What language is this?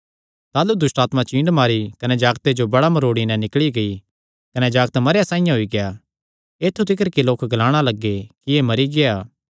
Kangri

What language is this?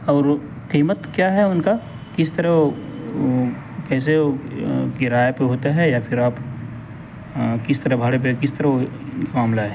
Urdu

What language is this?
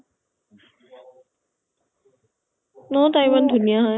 Assamese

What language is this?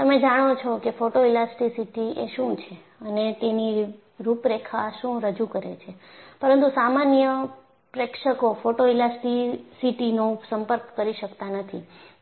Gujarati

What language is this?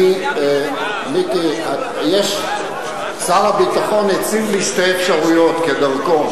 Hebrew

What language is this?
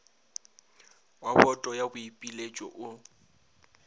Northern Sotho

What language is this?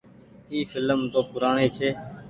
Goaria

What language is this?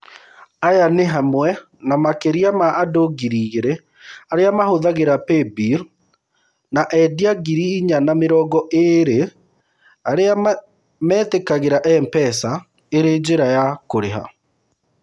Kikuyu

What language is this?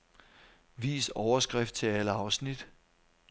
Danish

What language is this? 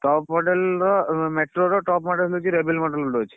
Odia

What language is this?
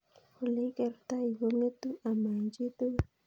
Kalenjin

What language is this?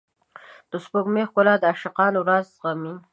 Pashto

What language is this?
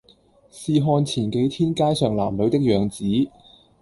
Cantonese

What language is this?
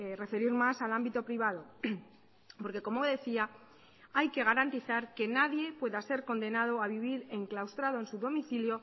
Spanish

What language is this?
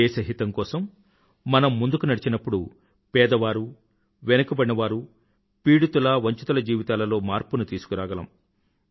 Telugu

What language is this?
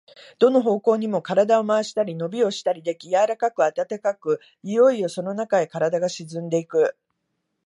Japanese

